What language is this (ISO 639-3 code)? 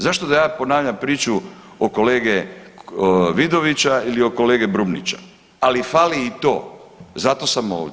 hrv